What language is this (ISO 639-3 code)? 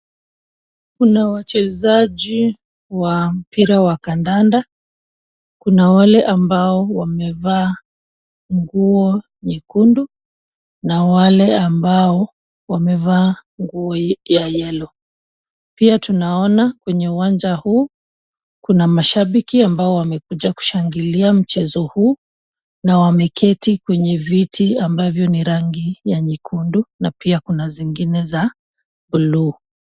swa